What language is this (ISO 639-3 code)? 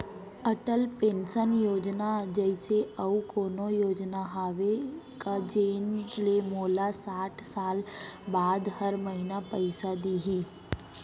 hne